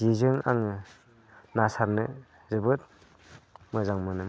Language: Bodo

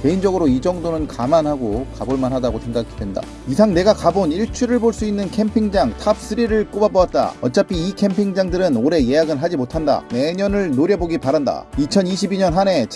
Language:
Korean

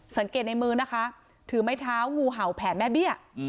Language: Thai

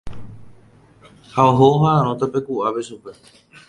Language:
Guarani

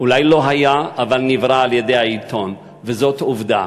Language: Hebrew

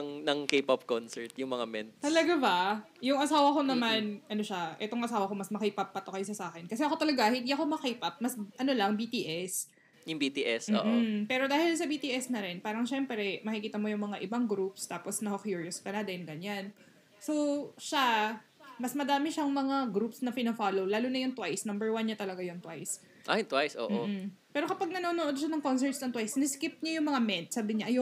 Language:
Filipino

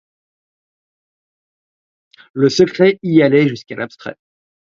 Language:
French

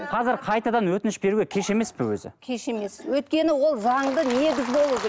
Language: Kazakh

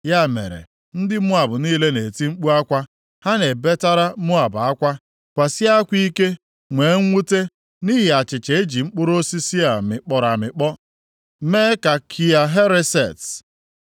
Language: Igbo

